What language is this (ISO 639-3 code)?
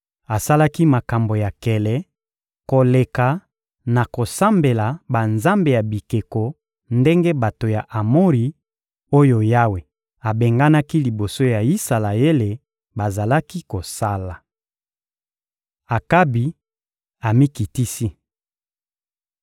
lin